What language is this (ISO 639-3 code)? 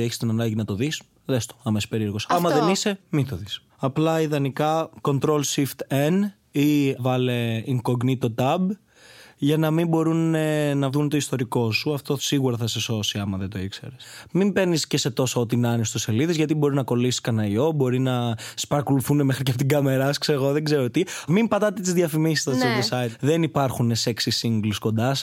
ell